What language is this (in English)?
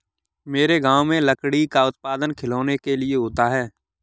Hindi